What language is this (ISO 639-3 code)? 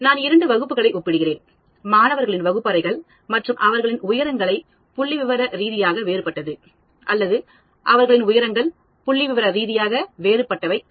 tam